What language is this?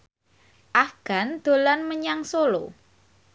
Javanese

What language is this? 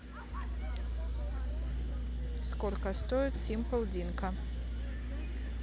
Russian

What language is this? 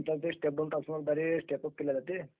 Marathi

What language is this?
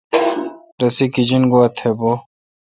Kalkoti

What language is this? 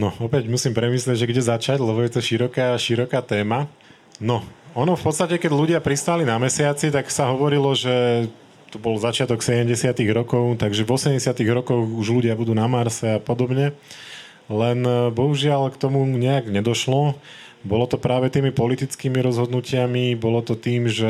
Slovak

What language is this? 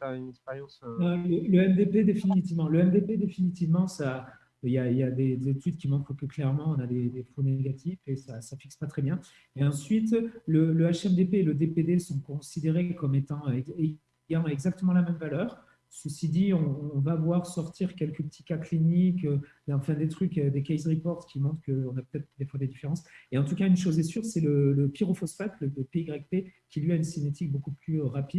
French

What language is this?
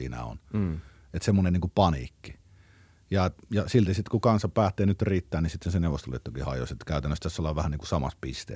Finnish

